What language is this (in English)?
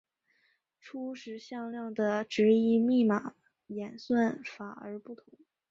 Chinese